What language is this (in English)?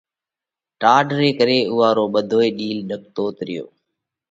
Parkari Koli